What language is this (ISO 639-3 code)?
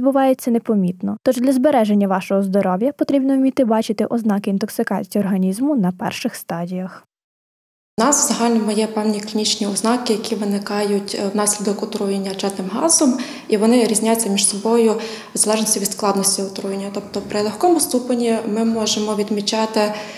ukr